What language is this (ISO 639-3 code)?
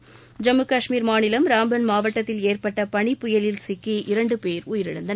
tam